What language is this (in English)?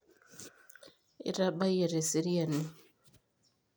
Masai